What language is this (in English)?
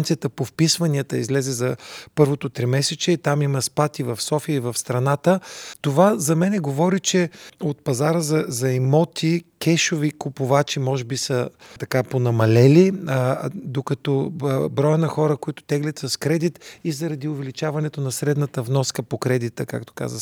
Bulgarian